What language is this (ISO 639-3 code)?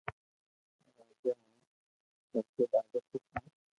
lrk